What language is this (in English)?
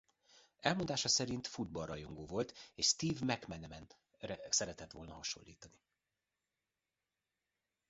Hungarian